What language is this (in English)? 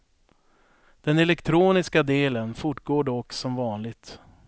Swedish